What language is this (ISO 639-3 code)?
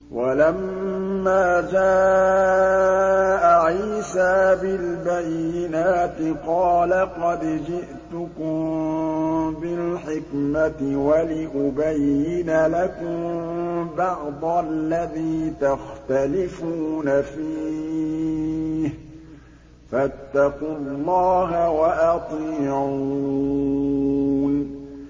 ara